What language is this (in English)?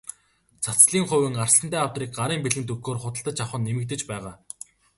Mongolian